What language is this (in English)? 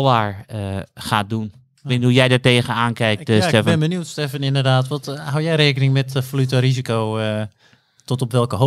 Dutch